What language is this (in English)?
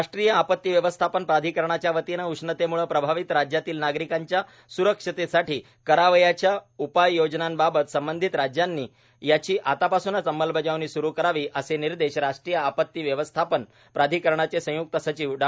Marathi